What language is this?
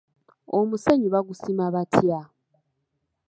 Ganda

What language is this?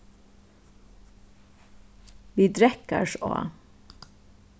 Faroese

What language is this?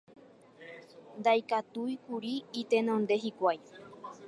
Guarani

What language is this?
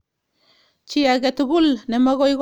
Kalenjin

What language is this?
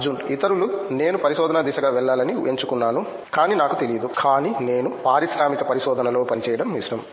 Telugu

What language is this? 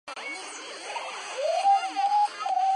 Chinese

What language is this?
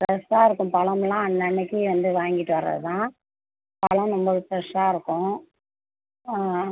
Tamil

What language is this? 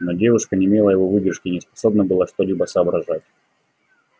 Russian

